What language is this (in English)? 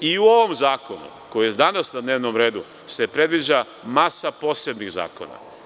Serbian